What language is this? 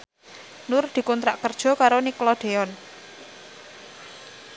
Javanese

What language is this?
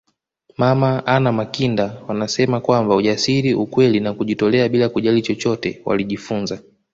Swahili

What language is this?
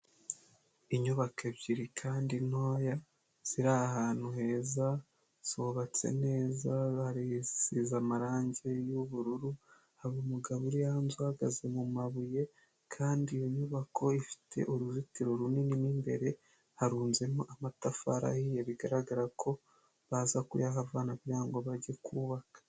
Kinyarwanda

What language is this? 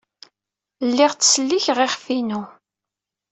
Kabyle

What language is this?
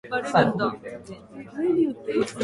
Japanese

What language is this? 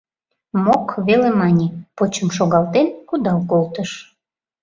Mari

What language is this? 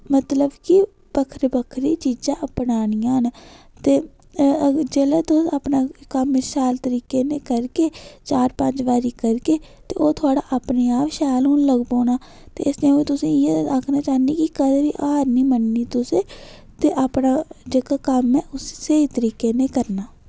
Dogri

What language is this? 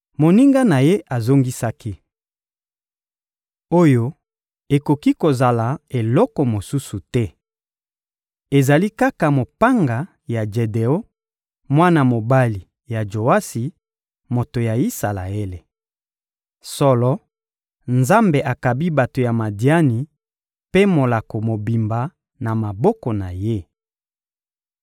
Lingala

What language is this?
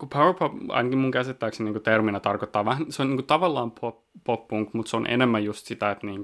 Finnish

